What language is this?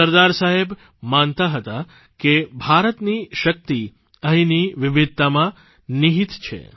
Gujarati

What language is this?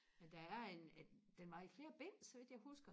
Danish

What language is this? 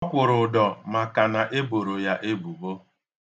Igbo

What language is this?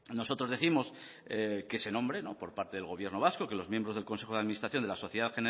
Spanish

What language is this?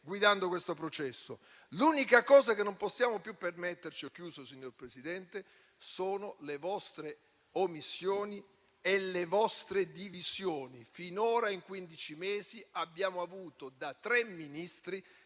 Italian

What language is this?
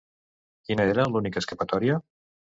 Catalan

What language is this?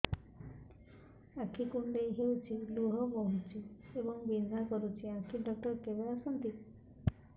Odia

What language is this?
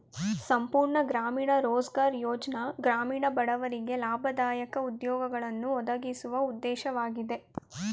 Kannada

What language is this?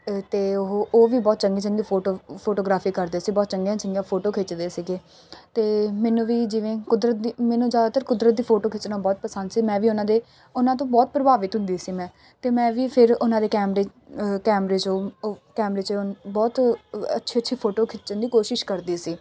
Punjabi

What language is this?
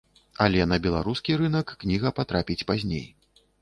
Belarusian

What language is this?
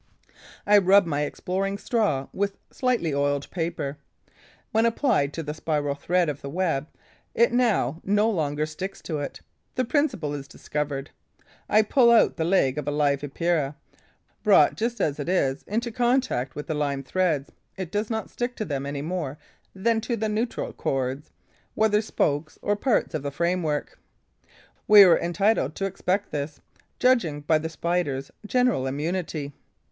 English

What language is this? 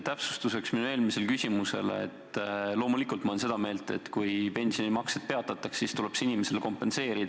Estonian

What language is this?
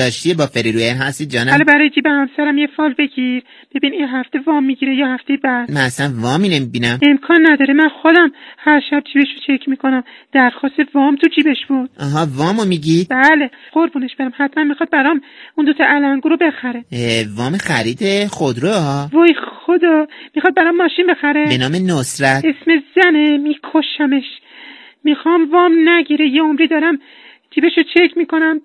Persian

